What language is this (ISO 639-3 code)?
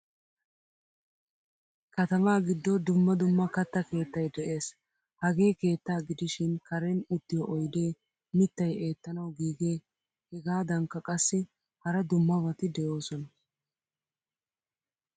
wal